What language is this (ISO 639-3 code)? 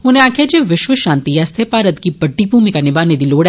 doi